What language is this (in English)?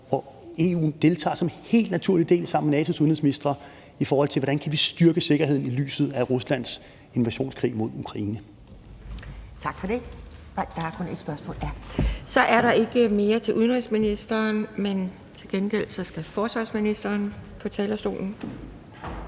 Danish